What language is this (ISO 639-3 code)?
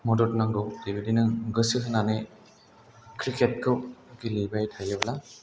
brx